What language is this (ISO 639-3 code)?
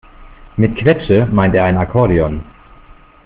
deu